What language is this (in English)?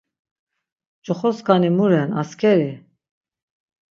Laz